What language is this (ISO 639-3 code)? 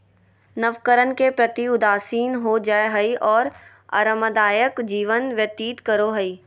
mag